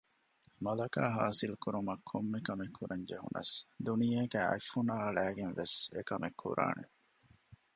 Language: Divehi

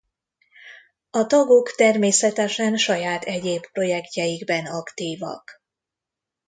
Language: Hungarian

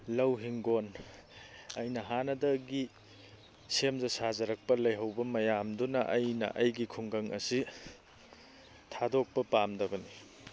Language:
Manipuri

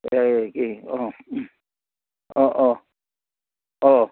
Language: Assamese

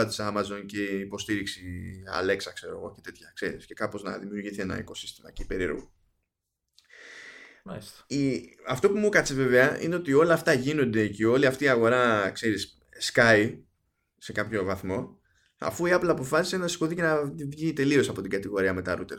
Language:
Greek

